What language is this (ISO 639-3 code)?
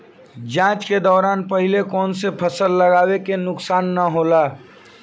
bho